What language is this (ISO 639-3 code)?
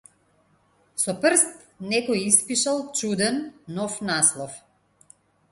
mkd